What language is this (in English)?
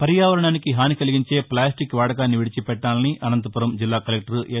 Telugu